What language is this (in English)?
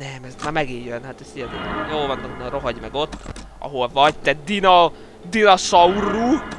Hungarian